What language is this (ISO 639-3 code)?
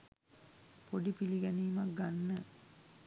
sin